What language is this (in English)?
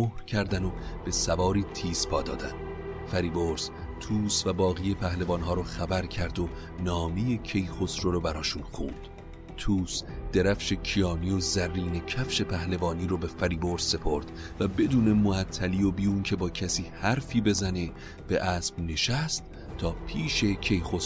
Persian